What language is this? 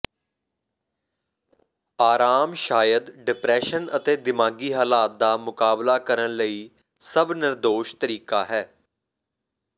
Punjabi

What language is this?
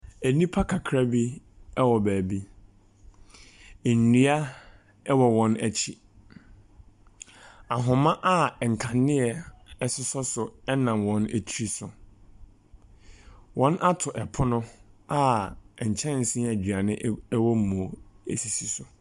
Akan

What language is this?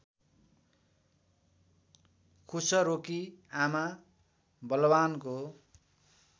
Nepali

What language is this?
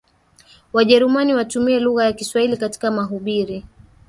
Swahili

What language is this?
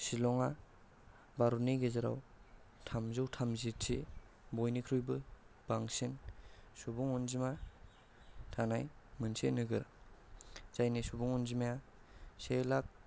Bodo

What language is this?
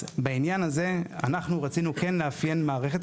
Hebrew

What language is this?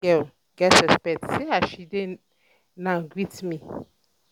Nigerian Pidgin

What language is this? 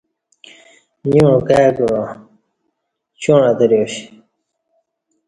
Kati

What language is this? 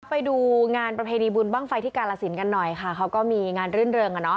Thai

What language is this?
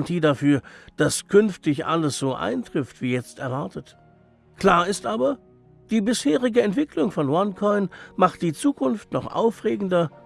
German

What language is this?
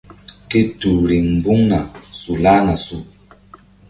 Mbum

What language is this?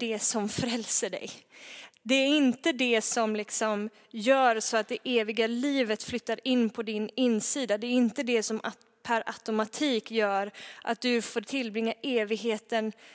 Swedish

